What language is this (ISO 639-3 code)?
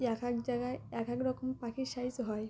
ben